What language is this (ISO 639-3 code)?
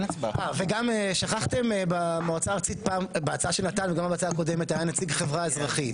heb